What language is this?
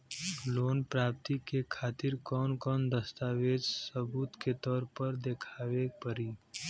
Bhojpuri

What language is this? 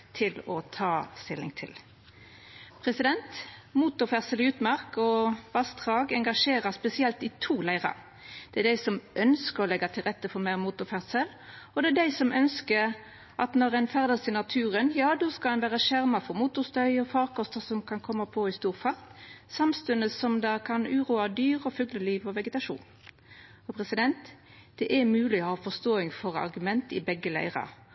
Norwegian Nynorsk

